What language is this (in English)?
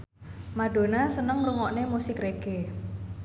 Javanese